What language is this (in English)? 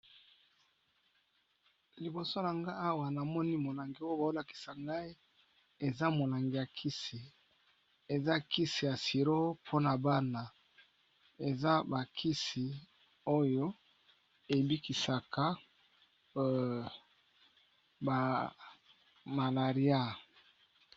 Lingala